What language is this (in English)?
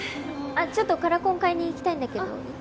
Japanese